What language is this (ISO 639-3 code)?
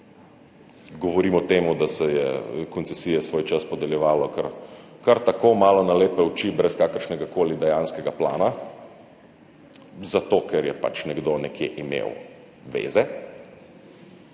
slv